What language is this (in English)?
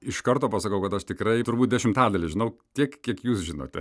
Lithuanian